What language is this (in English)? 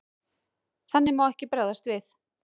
Icelandic